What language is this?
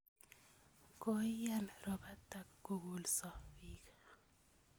Kalenjin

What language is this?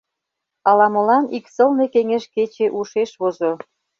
Mari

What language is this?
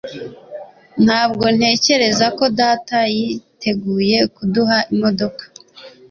Kinyarwanda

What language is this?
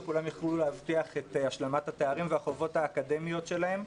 Hebrew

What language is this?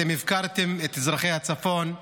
Hebrew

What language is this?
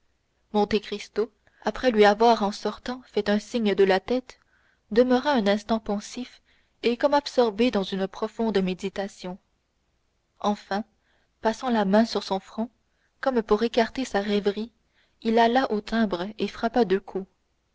French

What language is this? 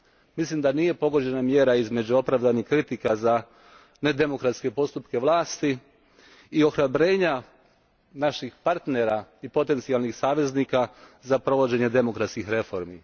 Croatian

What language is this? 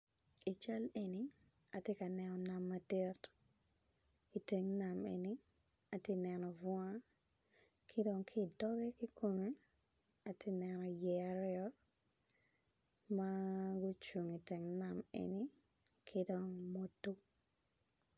Acoli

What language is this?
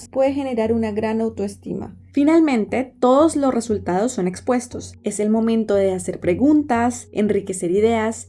Spanish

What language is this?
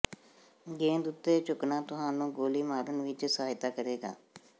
Punjabi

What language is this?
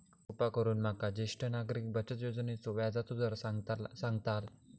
Marathi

